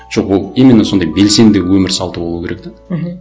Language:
Kazakh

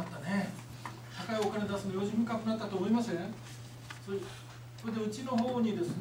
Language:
Japanese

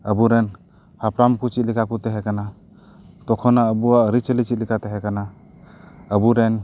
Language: Santali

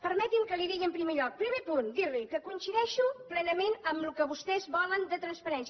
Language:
Catalan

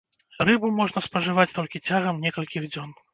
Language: Belarusian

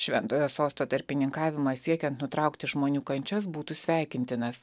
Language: Lithuanian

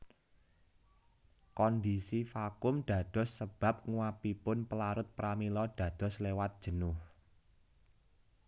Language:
Javanese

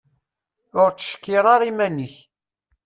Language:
Kabyle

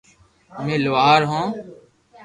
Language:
Loarki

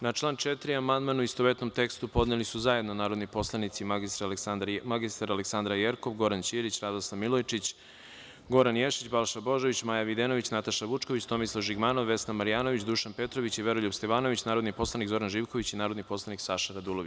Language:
Serbian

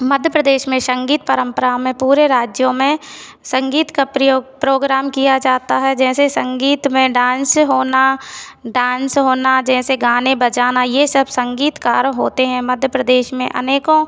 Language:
Hindi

